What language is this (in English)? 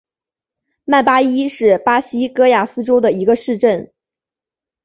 Chinese